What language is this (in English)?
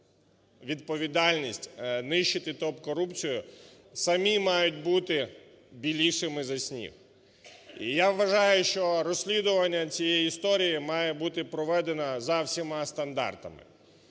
Ukrainian